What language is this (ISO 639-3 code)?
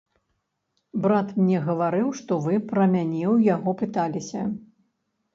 bel